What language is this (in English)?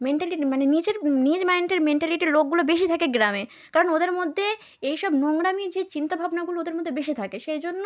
Bangla